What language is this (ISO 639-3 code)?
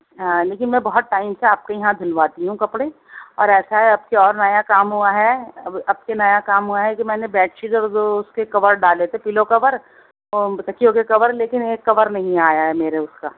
urd